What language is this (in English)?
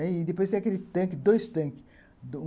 Portuguese